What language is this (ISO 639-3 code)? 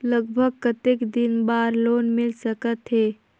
hne